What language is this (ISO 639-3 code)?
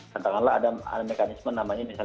ind